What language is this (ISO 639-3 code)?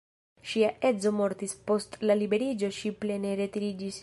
epo